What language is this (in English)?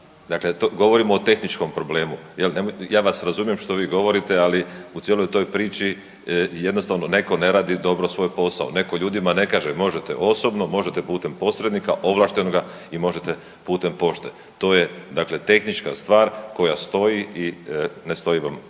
Croatian